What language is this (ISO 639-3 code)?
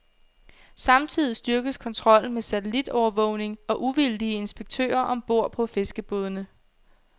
dan